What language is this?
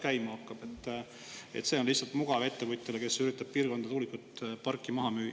Estonian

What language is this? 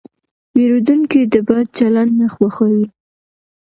Pashto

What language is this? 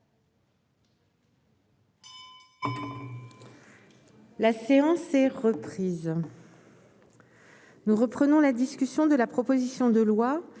French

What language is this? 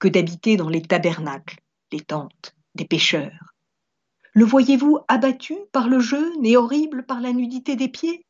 French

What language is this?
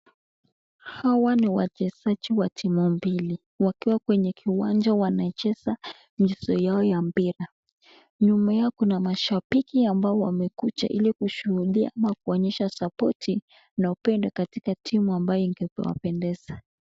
Swahili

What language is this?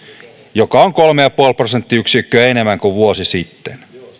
Finnish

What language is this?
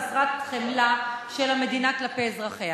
Hebrew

